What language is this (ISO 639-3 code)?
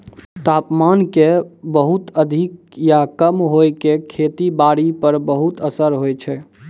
mai